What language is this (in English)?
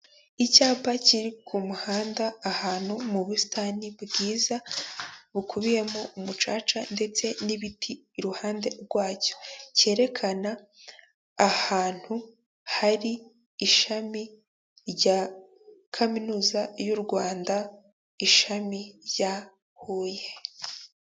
Kinyarwanda